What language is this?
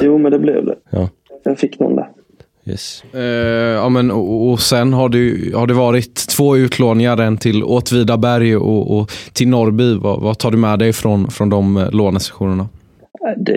Swedish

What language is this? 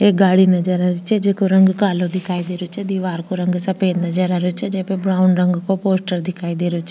Rajasthani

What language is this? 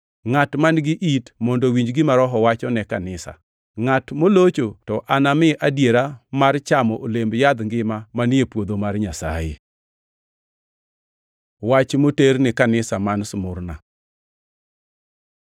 Luo (Kenya and Tanzania)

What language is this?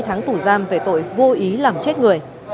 Vietnamese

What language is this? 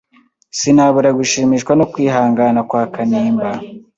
Kinyarwanda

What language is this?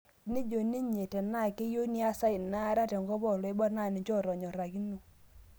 Masai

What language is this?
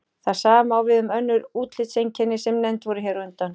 Icelandic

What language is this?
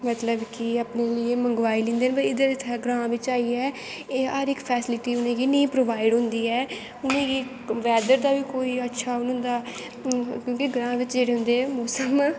Dogri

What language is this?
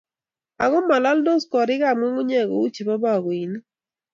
Kalenjin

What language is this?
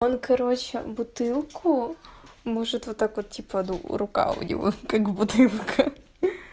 Russian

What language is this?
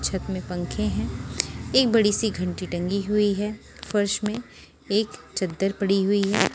Hindi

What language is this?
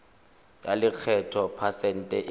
Tswana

